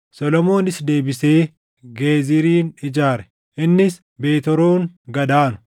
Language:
Oromo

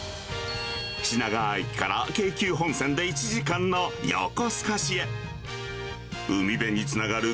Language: Japanese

